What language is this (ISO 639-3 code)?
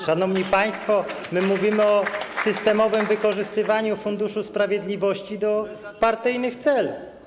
pol